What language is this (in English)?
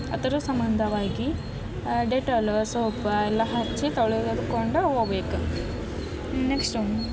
Kannada